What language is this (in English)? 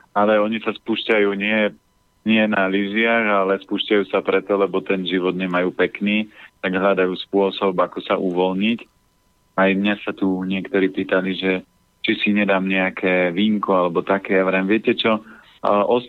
Slovak